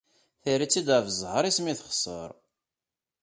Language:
Kabyle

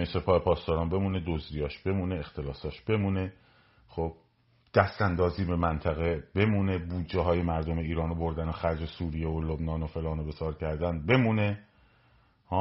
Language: Persian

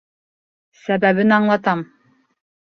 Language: Bashkir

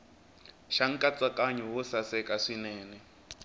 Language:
Tsonga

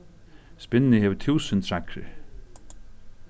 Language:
Faroese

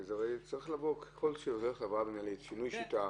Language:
Hebrew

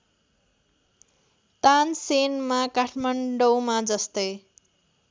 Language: Nepali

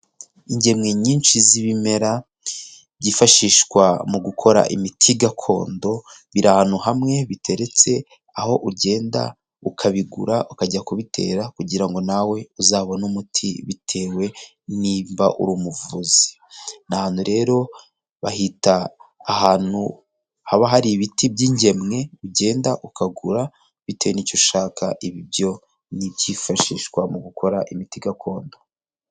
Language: Kinyarwanda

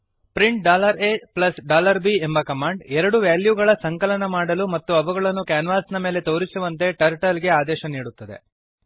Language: Kannada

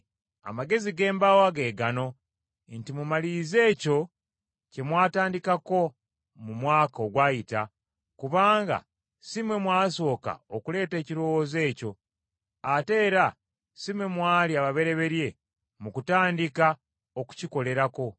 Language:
Ganda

